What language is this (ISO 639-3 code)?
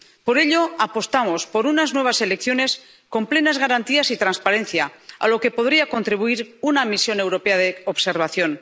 spa